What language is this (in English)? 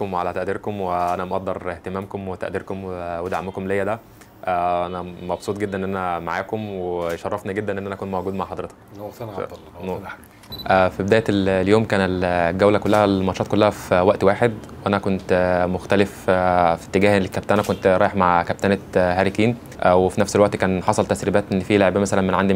Arabic